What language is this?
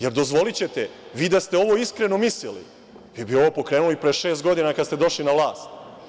Serbian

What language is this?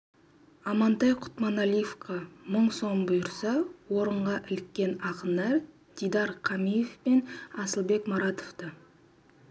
Kazakh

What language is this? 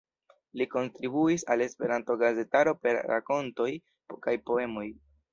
Esperanto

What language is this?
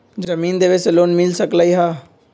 Magahi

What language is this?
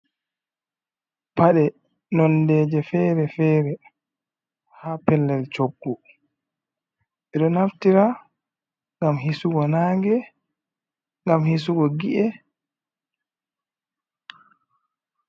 Fula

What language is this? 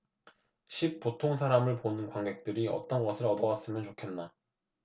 Korean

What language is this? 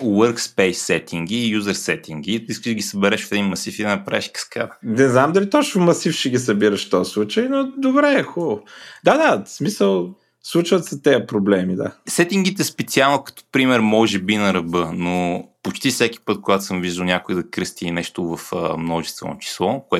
Bulgarian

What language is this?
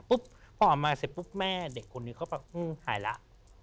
Thai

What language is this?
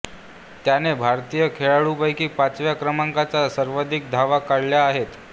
Marathi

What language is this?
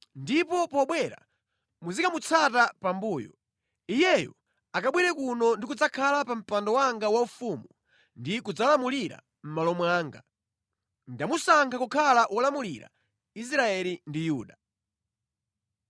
Nyanja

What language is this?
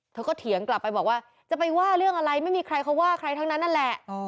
Thai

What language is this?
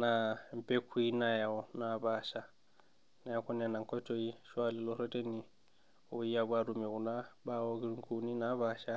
Masai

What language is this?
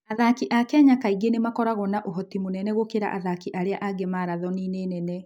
Kikuyu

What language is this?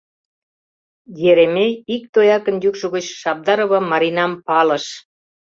Mari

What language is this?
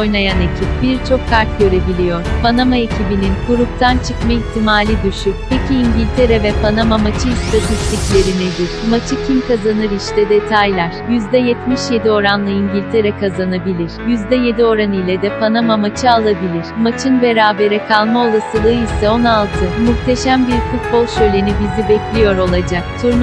Turkish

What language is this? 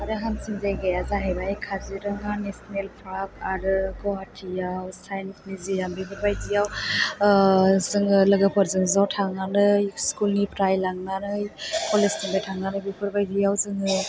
Bodo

